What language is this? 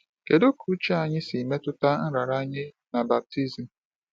Igbo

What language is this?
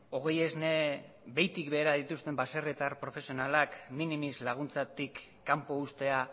Basque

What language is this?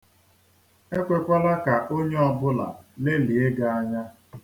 Igbo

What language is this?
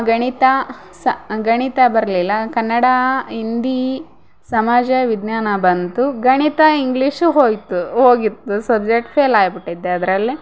Kannada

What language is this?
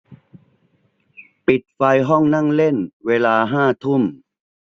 Thai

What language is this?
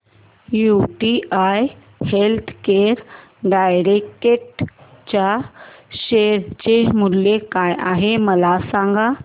Marathi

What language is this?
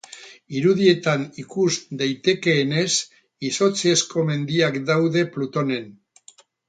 Basque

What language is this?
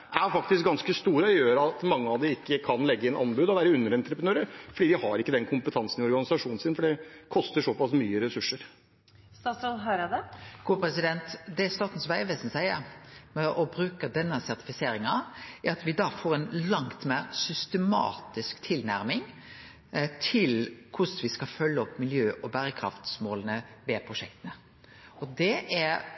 Norwegian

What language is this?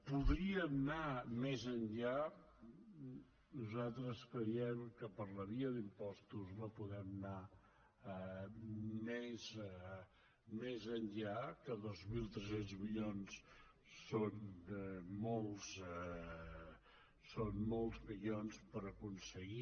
Catalan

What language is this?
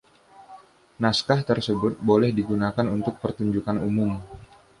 Indonesian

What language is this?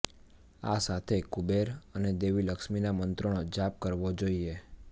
Gujarati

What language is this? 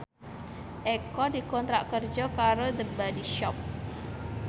Javanese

